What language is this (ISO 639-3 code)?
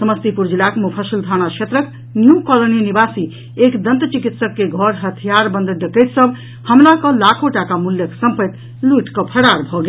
mai